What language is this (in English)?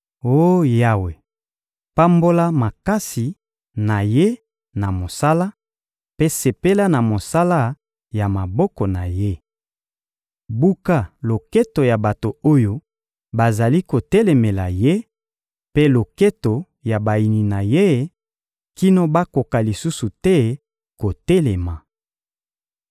Lingala